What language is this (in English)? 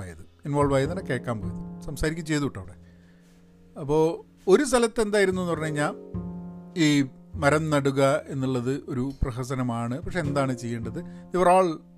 Malayalam